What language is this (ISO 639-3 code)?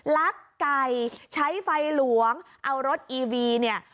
tha